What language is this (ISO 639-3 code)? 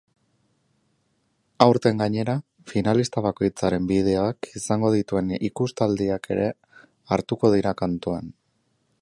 eus